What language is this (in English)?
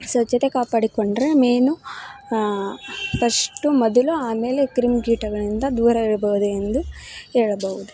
Kannada